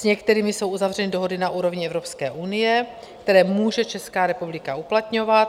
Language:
Czech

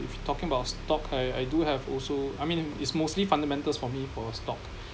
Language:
English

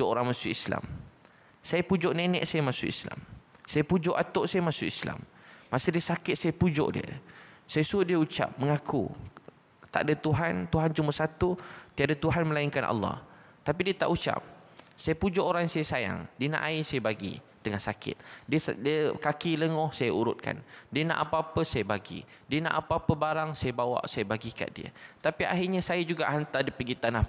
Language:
Malay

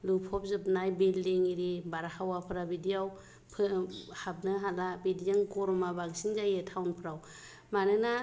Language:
Bodo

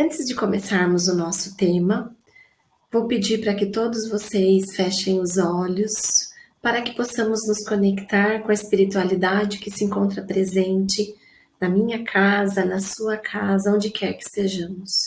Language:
Portuguese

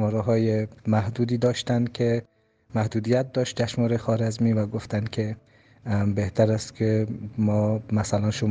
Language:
Persian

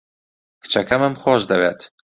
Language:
Central Kurdish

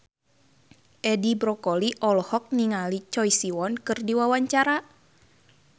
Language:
Sundanese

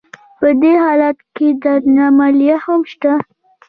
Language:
Pashto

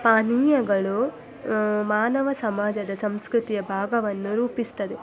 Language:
Kannada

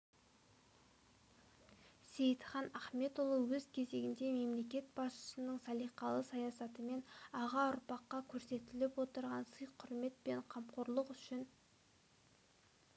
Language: Kazakh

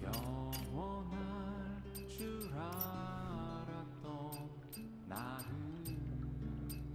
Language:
Korean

